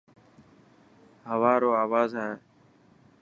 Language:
Dhatki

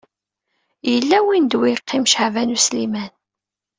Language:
Kabyle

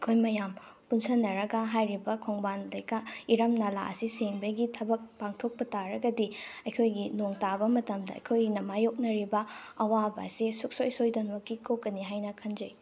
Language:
Manipuri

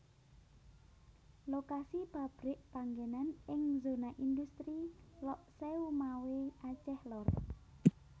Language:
Javanese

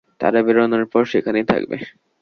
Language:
Bangla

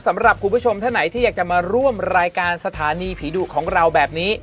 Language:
Thai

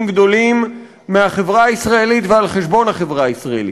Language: Hebrew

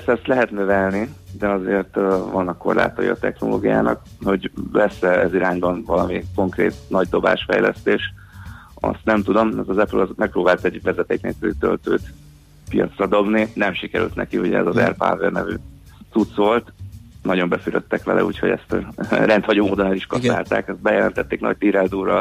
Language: Hungarian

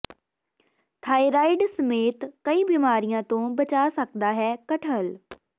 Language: Punjabi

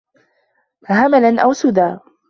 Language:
Arabic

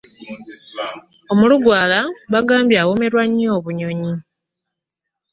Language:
Ganda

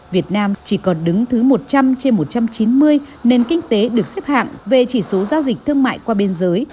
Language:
Vietnamese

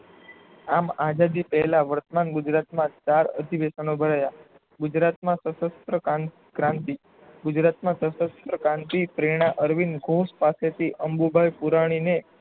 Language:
Gujarati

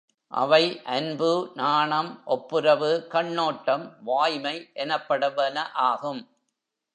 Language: Tamil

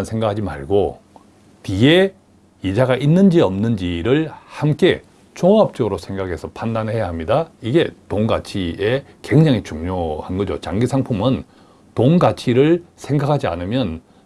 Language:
Korean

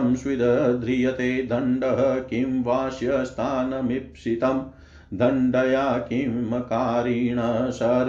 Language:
Hindi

